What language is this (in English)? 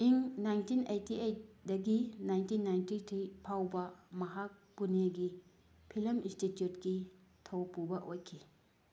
Manipuri